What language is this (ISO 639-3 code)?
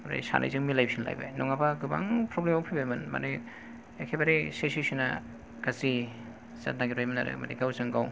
brx